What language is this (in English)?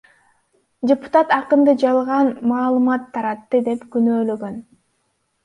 Kyrgyz